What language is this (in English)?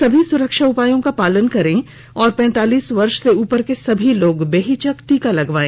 Hindi